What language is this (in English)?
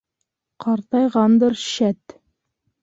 Bashkir